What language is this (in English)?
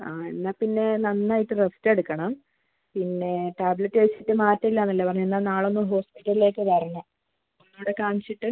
Malayalam